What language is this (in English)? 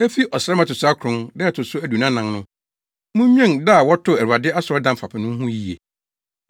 Akan